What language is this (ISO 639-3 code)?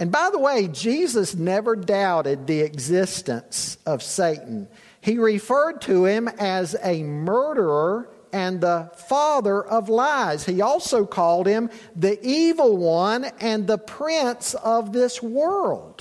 eng